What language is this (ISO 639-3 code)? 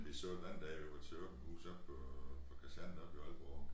dan